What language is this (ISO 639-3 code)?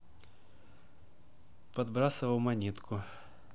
rus